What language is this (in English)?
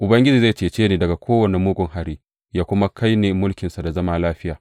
Hausa